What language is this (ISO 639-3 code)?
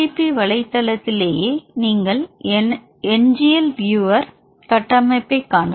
tam